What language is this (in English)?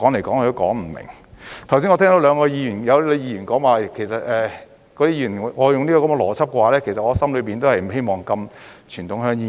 Cantonese